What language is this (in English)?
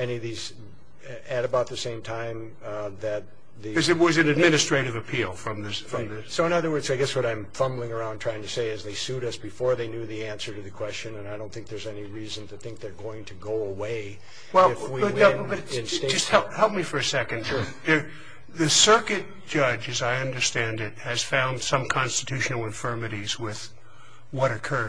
English